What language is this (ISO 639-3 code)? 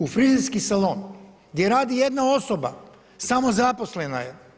hrv